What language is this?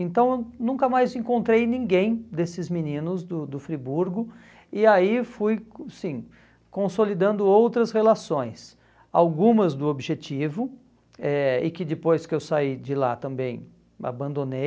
Portuguese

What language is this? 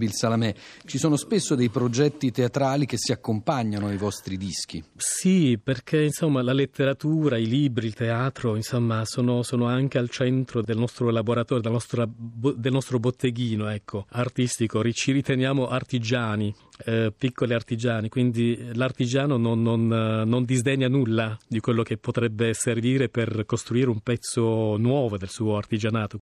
Italian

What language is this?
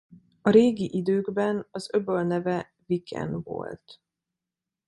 Hungarian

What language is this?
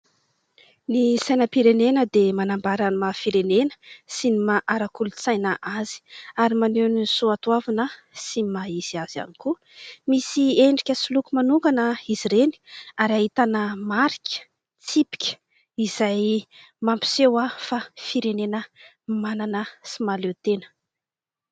Malagasy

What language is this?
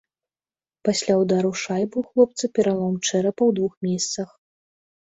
Belarusian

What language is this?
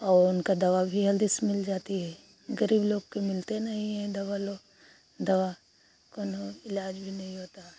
Hindi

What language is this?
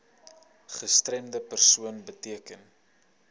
Afrikaans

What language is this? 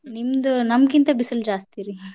Kannada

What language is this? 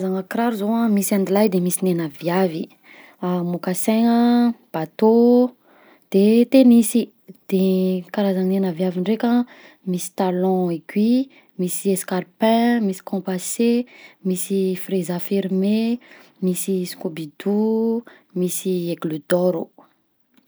Southern Betsimisaraka Malagasy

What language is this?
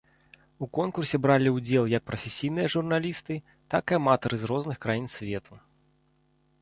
Belarusian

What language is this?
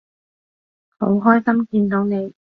Cantonese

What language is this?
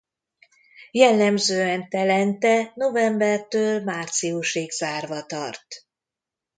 Hungarian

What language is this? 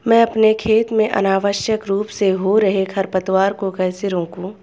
Hindi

